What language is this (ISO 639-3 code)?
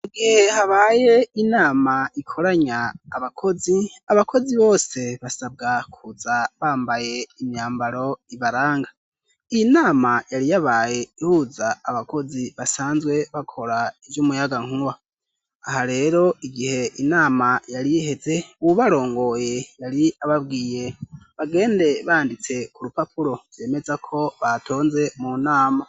run